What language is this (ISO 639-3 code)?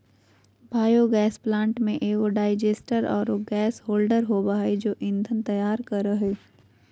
mag